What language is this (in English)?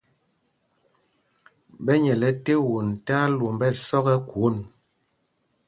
Mpumpong